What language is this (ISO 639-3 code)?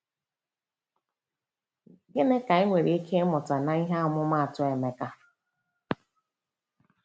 ibo